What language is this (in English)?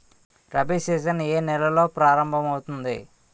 Telugu